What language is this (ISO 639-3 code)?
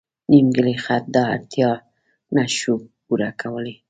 pus